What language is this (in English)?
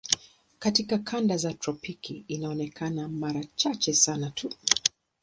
Swahili